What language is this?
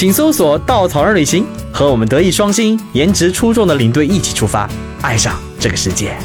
Chinese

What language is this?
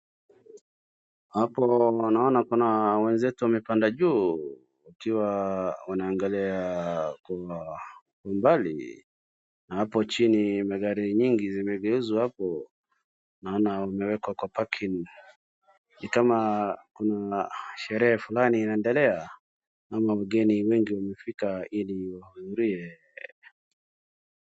Swahili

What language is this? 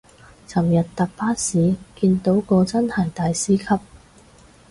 Cantonese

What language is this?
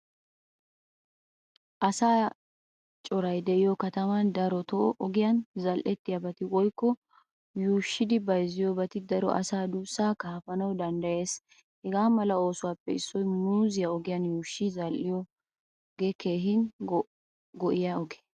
Wolaytta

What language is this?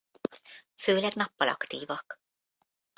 Hungarian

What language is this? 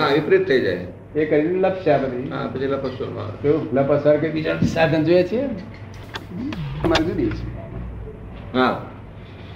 Gujarati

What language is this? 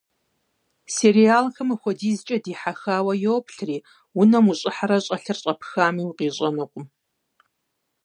Kabardian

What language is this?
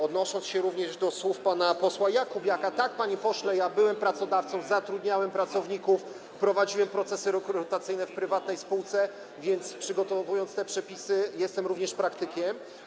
Polish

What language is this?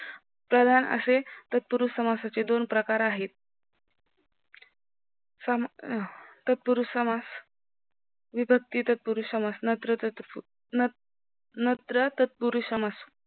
Marathi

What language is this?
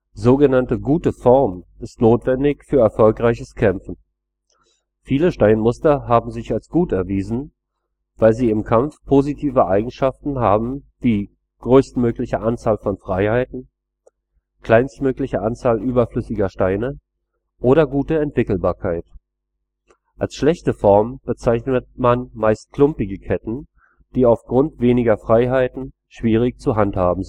German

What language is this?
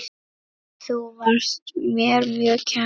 Icelandic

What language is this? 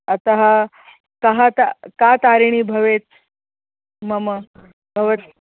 Sanskrit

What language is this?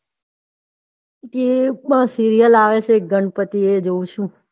Gujarati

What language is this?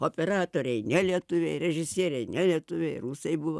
Lithuanian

